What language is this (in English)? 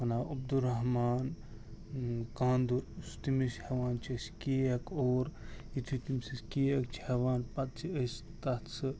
Kashmiri